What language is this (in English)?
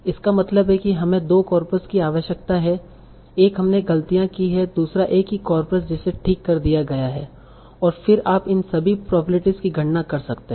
Hindi